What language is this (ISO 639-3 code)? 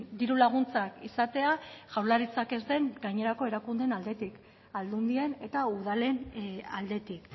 eus